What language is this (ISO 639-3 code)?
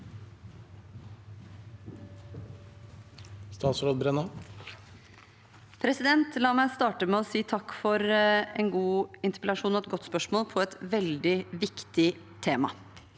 nor